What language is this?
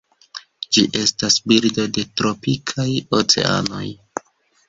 Esperanto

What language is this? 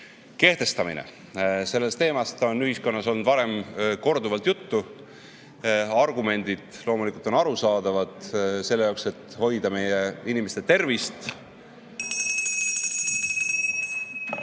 Estonian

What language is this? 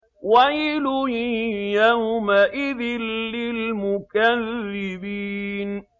Arabic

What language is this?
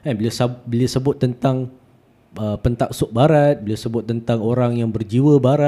Malay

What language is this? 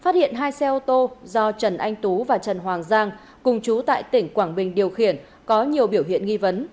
Vietnamese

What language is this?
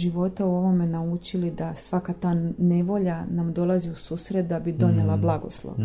Croatian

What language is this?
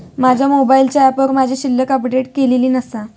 Marathi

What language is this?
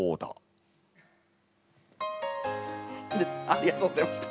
Japanese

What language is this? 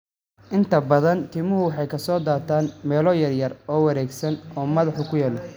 Somali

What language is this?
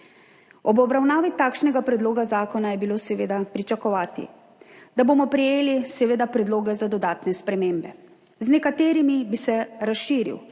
Slovenian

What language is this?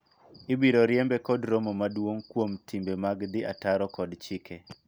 Luo (Kenya and Tanzania)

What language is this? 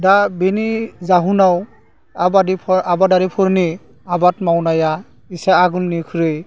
Bodo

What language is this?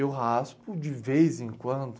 Portuguese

